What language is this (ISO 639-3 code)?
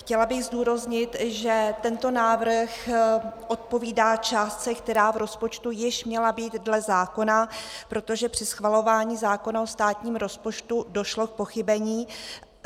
ces